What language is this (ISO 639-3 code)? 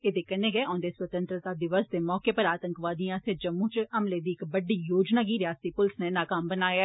doi